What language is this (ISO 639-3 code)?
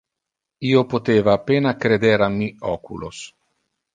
ina